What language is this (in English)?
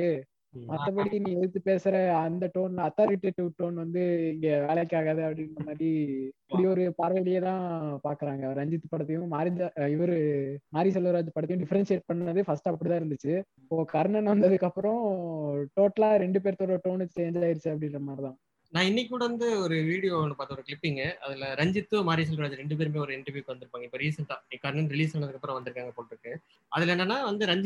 Tamil